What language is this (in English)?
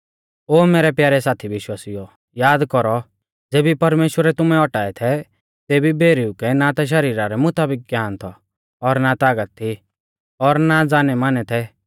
Mahasu Pahari